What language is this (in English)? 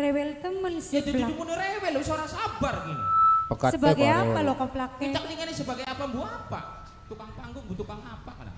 Indonesian